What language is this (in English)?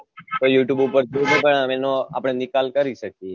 Gujarati